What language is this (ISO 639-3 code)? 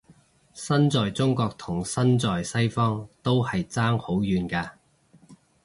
yue